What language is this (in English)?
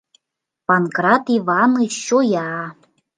Mari